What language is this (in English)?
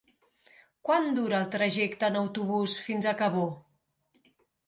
Catalan